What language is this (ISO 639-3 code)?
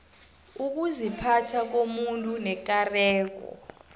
nbl